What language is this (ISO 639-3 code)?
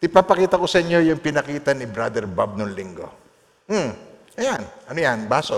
fil